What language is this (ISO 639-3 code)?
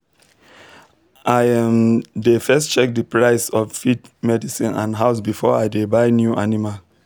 pcm